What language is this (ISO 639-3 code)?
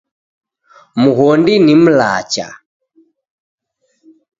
dav